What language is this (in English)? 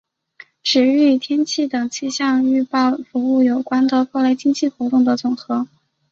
Chinese